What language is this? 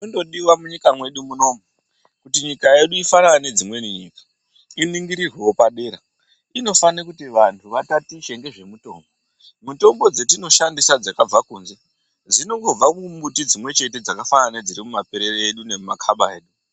Ndau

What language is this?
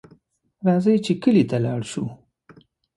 Pashto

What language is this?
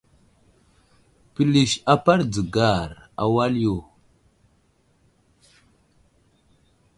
Wuzlam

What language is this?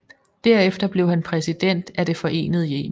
Danish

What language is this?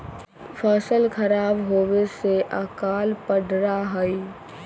Magahi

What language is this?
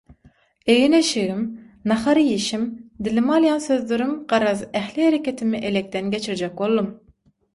Turkmen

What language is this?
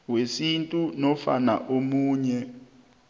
South Ndebele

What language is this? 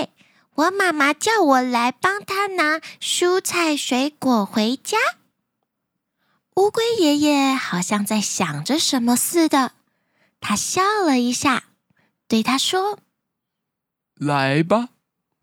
Chinese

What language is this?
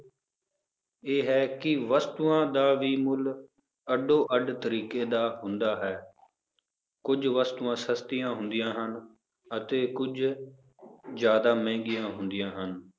Punjabi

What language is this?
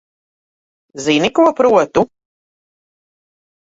Latvian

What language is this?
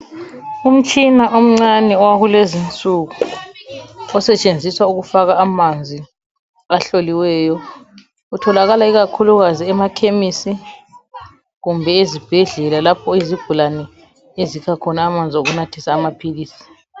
North Ndebele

